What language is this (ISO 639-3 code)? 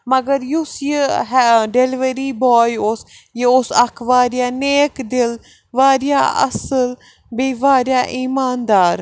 kas